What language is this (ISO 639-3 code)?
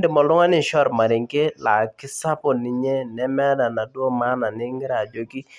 mas